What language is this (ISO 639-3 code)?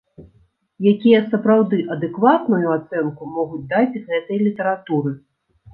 bel